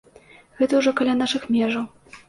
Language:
Belarusian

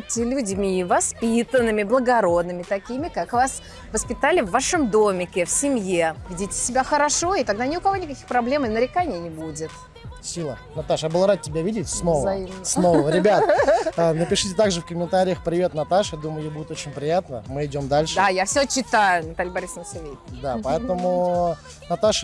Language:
Russian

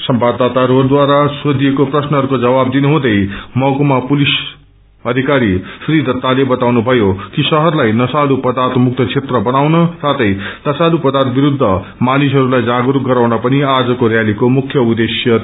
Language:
Nepali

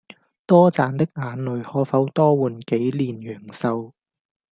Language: Cantonese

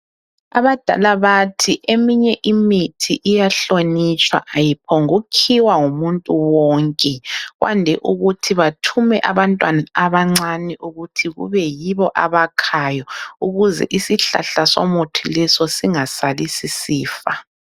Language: North Ndebele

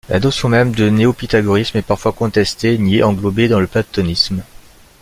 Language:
French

